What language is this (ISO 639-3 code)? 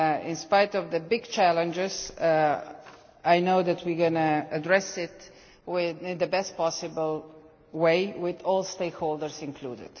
eng